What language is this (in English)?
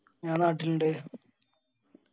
Malayalam